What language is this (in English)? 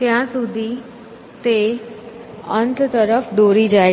Gujarati